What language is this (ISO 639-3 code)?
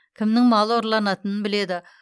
kaz